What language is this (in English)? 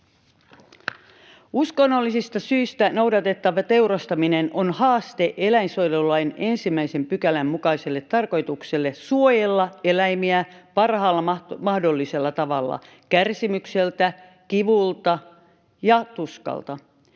Finnish